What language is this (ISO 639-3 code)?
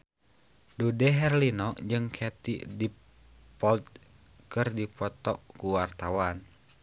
sun